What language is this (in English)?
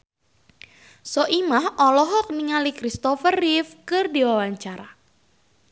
Sundanese